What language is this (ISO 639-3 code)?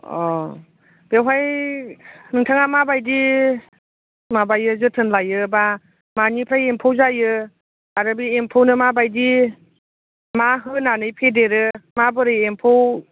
brx